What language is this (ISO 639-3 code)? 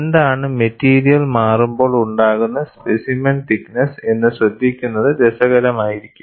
mal